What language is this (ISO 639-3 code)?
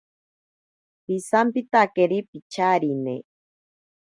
prq